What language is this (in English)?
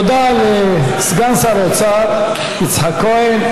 Hebrew